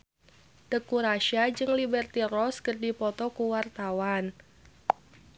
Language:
Sundanese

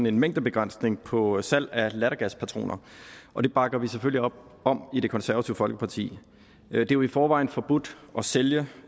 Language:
Danish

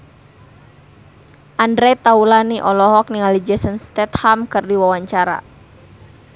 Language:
Sundanese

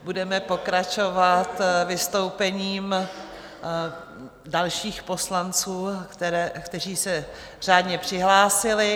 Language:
Czech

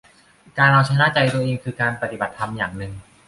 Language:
Thai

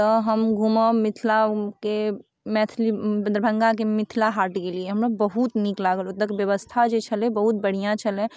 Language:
Maithili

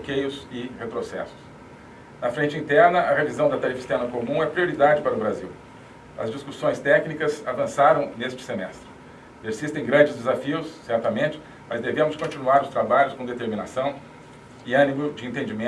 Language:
Portuguese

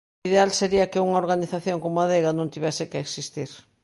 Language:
Galician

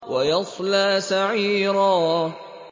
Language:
Arabic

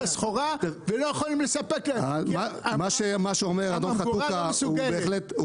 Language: Hebrew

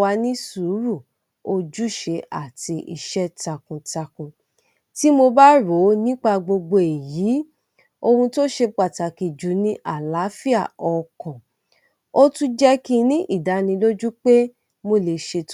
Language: Yoruba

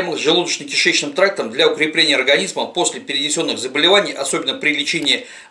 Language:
Russian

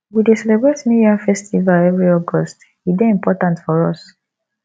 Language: Nigerian Pidgin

